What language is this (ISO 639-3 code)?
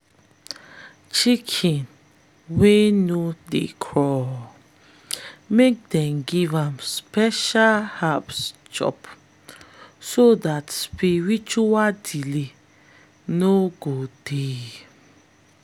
pcm